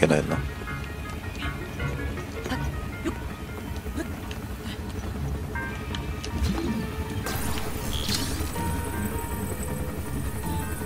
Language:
Korean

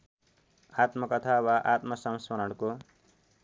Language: Nepali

